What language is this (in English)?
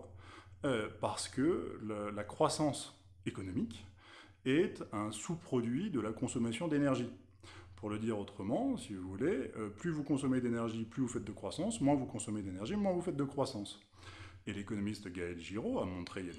French